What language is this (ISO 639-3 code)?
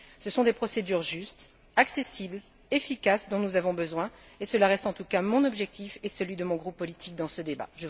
fra